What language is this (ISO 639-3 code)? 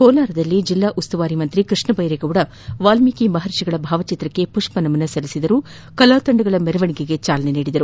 kan